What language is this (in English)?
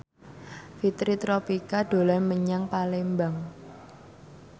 Javanese